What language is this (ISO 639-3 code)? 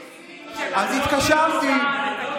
heb